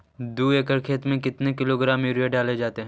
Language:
Magahi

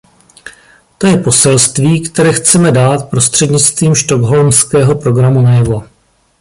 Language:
Czech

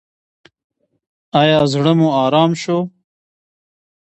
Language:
Pashto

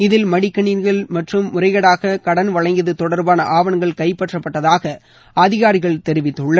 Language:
Tamil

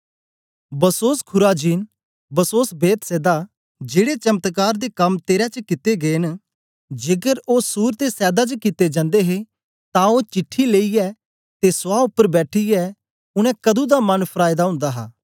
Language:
Dogri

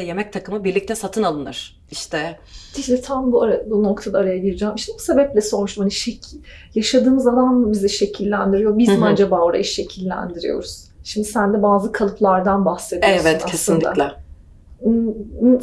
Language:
Turkish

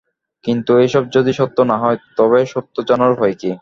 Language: Bangla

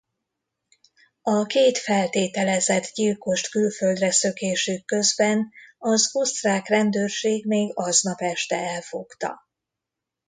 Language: Hungarian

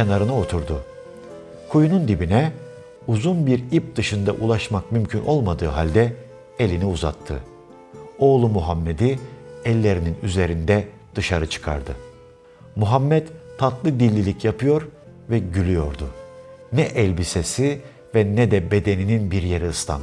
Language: Turkish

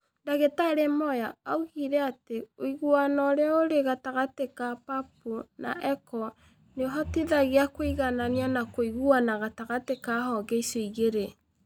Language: Kikuyu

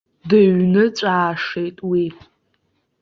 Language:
Abkhazian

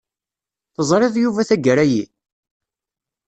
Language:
Kabyle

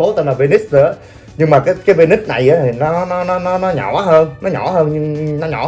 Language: Vietnamese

